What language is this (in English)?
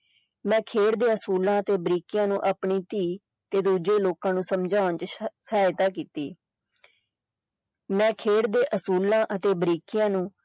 Punjabi